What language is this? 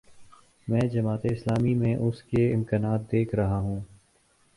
Urdu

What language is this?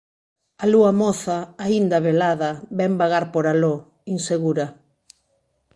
Galician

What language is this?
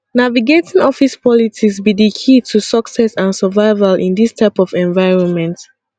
Nigerian Pidgin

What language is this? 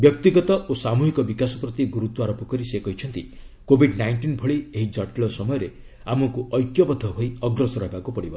Odia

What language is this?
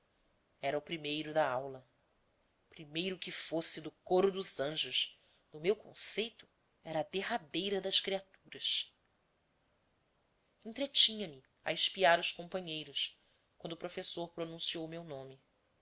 Portuguese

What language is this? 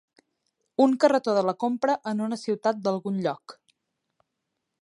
Catalan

